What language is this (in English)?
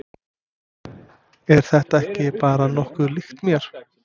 Icelandic